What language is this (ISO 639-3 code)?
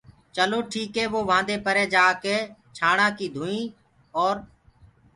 ggg